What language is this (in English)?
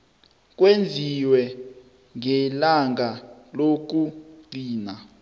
South Ndebele